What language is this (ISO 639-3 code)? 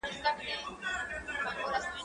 pus